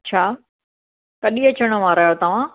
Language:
Sindhi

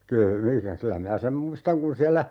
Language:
Finnish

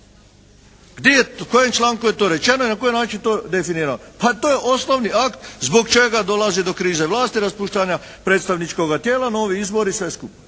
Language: Croatian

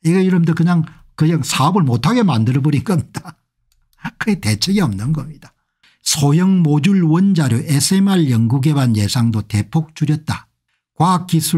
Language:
Korean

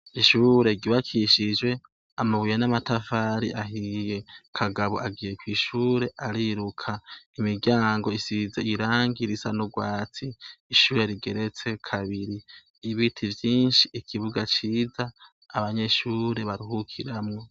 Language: Rundi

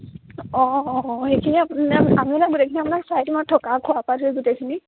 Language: Assamese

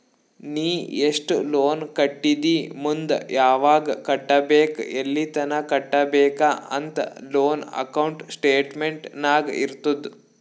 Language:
Kannada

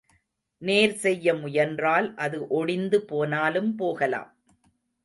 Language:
Tamil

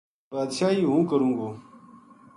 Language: Gujari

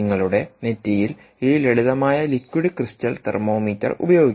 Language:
Malayalam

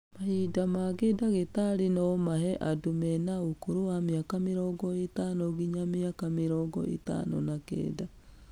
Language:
Kikuyu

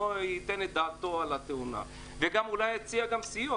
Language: Hebrew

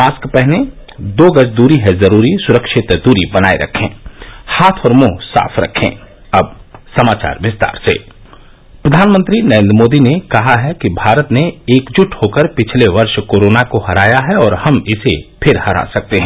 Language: Hindi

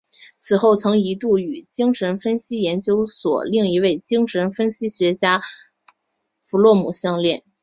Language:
Chinese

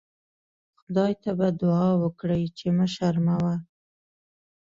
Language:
Pashto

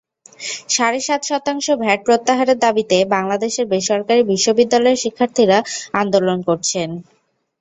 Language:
Bangla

